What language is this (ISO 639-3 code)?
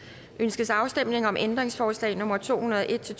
dan